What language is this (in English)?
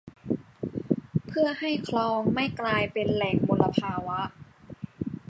Thai